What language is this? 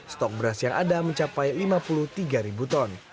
Indonesian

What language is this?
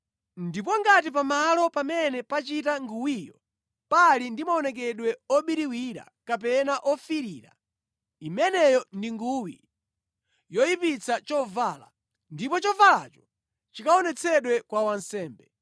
Nyanja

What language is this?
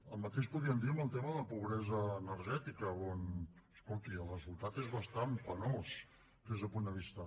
Catalan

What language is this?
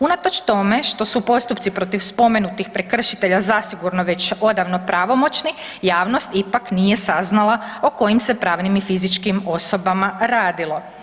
Croatian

